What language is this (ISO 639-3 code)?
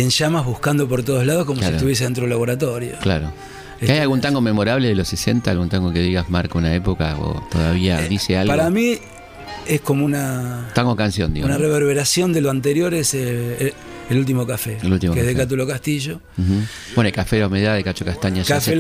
spa